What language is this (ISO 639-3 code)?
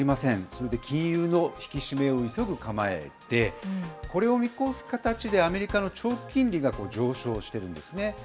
jpn